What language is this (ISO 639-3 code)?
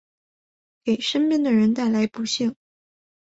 zho